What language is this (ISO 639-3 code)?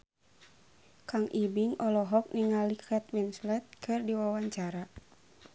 sun